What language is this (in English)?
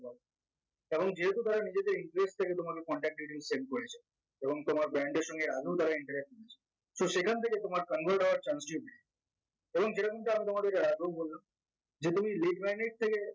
Bangla